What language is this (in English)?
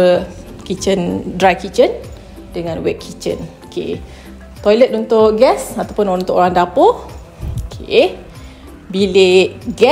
Malay